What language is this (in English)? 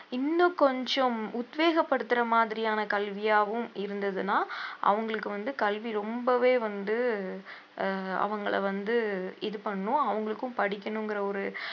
Tamil